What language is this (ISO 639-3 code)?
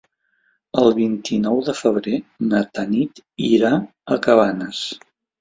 cat